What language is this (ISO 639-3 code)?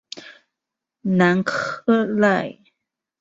zho